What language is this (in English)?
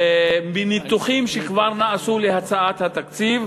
Hebrew